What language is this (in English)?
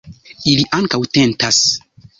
Esperanto